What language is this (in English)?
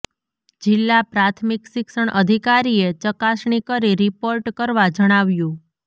Gujarati